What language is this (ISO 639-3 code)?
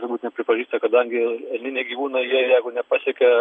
lit